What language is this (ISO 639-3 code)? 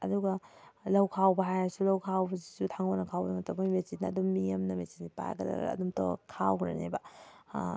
mni